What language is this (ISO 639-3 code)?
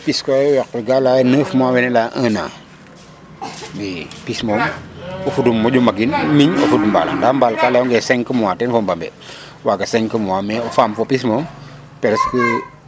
srr